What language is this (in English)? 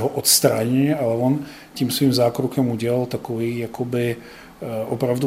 Czech